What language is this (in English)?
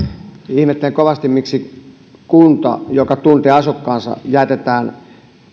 Finnish